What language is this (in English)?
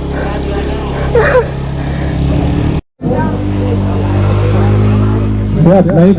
Indonesian